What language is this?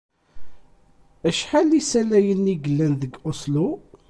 Kabyle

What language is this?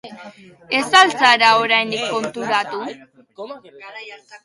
Basque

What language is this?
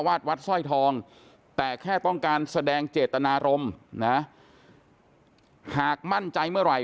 Thai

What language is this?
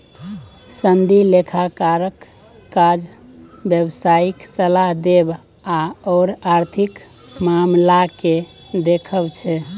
Maithili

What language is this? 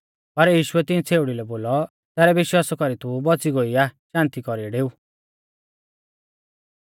Mahasu Pahari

